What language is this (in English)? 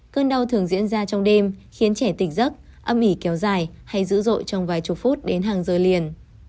Vietnamese